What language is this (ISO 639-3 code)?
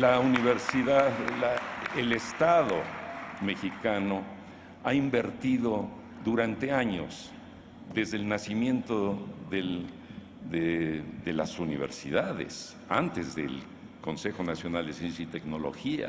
spa